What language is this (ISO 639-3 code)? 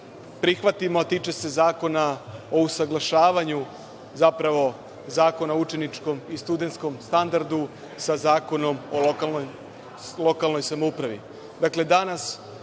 srp